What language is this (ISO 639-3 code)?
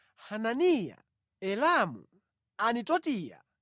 nya